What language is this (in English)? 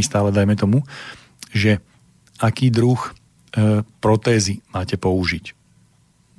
Slovak